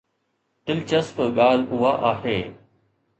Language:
Sindhi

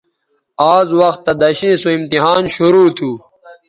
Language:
Bateri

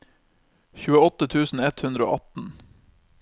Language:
Norwegian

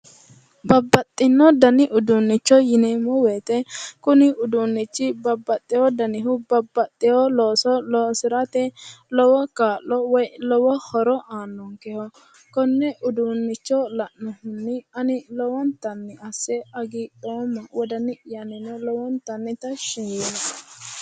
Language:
Sidamo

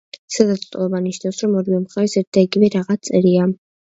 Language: Georgian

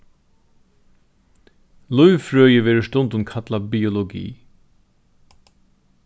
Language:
Faroese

